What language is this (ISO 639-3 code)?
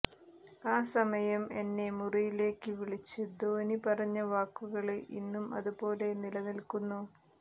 mal